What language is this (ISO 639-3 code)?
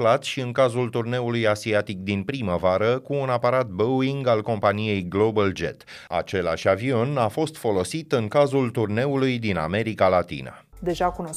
ron